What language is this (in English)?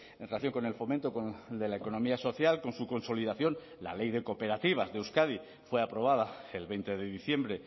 Spanish